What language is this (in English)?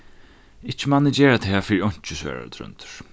Faroese